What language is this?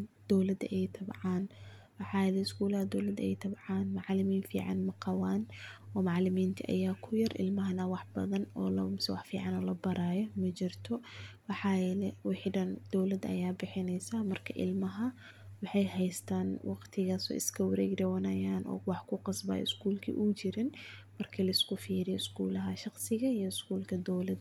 Somali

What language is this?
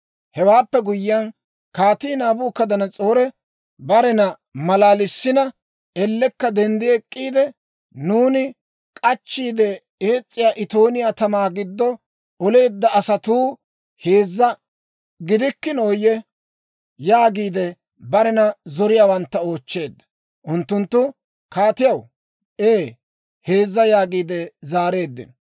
Dawro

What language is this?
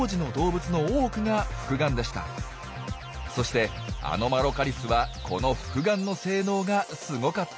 Japanese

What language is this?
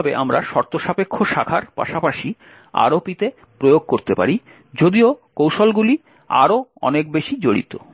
Bangla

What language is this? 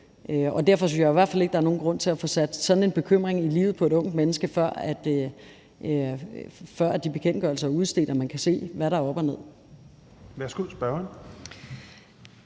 Danish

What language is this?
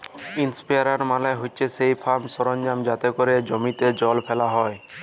Bangla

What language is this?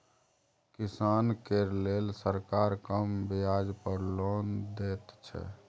Maithili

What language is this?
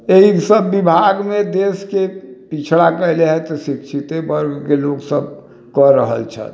Maithili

